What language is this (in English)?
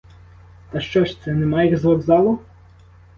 Ukrainian